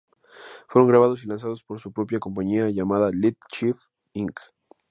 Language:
Spanish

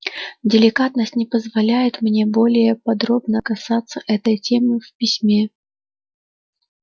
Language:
Russian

